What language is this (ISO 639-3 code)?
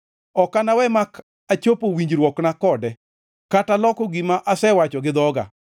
luo